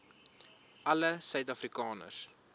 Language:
Afrikaans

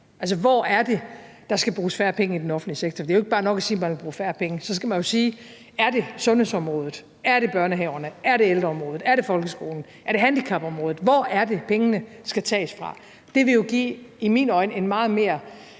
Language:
Danish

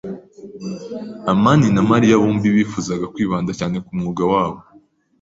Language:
Kinyarwanda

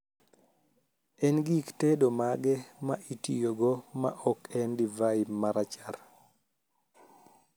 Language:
Luo (Kenya and Tanzania)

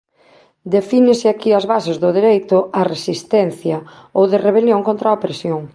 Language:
Galician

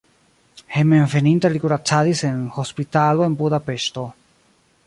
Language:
Esperanto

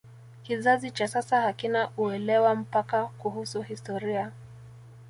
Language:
Swahili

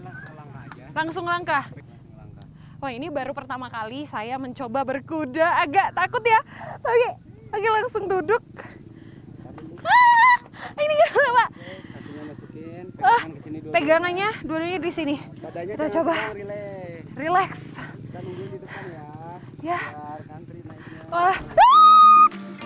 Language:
Indonesian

